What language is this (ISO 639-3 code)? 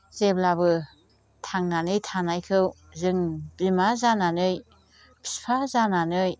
brx